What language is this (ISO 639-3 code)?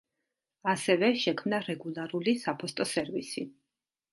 kat